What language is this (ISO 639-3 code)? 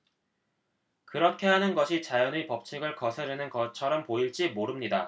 kor